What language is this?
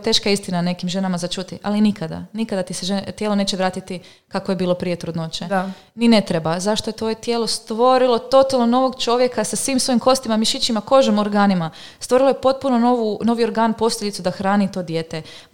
Croatian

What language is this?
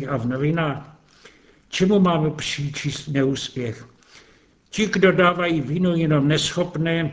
Czech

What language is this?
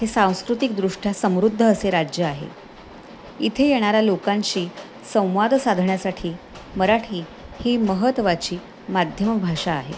Marathi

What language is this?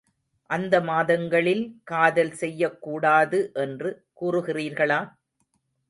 Tamil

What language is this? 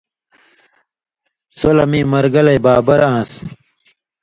Indus Kohistani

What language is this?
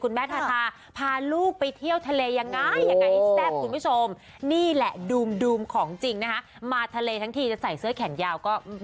Thai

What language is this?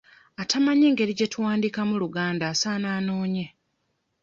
Ganda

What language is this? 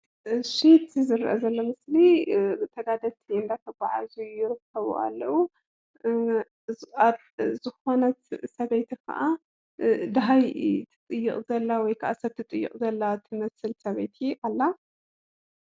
Tigrinya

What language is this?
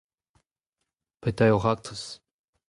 Breton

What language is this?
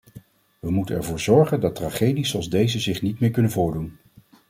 Dutch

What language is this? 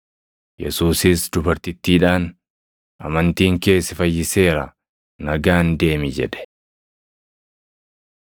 Oromo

